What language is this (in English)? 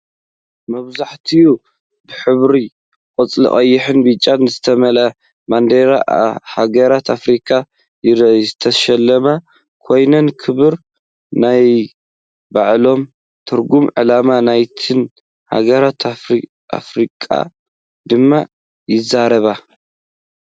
Tigrinya